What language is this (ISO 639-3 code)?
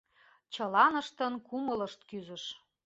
chm